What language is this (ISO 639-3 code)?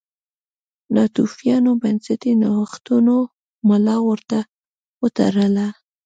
pus